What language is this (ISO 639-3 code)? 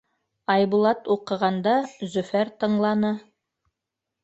bak